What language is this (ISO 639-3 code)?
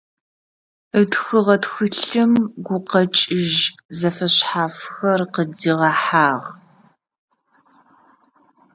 ady